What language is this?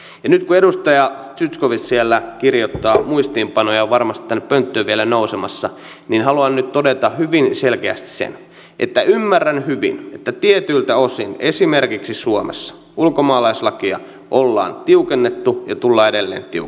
Finnish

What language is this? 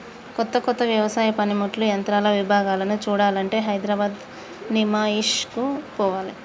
Telugu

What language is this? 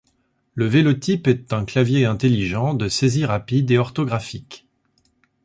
French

